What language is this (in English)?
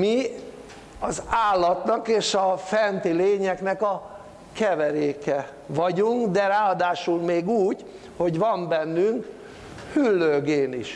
Hungarian